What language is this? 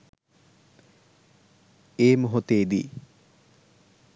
Sinhala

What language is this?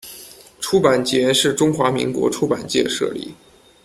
Chinese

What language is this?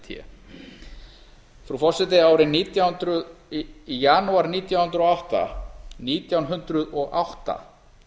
Icelandic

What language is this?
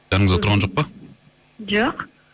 Kazakh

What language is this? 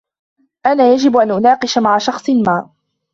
Arabic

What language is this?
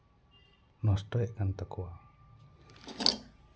Santali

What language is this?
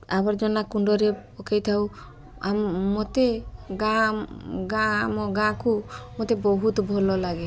Odia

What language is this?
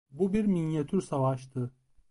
Turkish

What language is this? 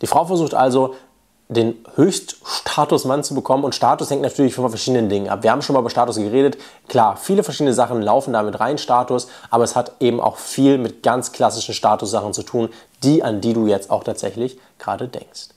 German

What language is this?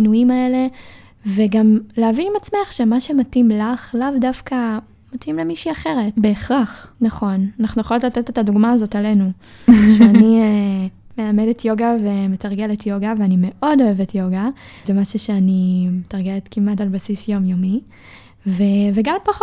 Hebrew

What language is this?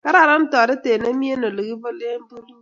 Kalenjin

